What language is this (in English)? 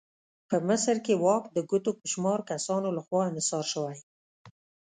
Pashto